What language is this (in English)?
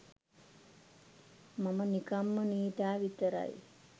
Sinhala